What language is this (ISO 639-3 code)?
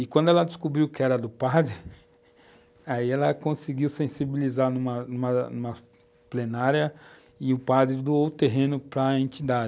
por